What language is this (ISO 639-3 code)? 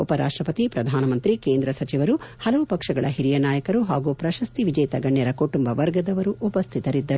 kan